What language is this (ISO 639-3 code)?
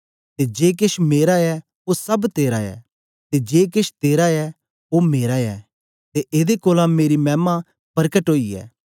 doi